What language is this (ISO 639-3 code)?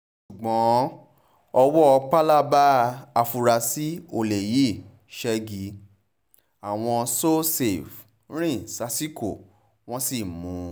yor